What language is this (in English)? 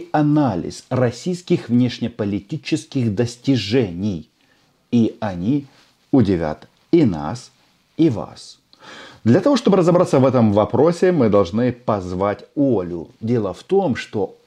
Russian